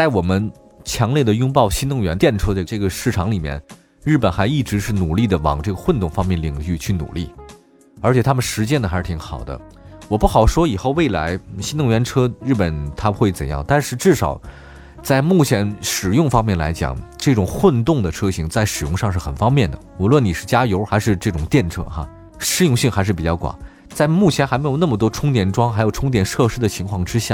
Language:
Chinese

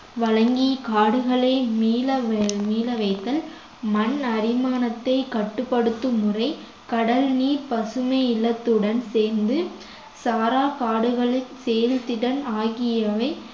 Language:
Tamil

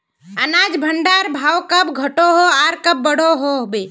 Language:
Magahi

